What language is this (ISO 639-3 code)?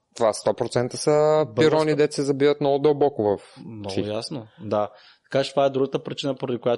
bul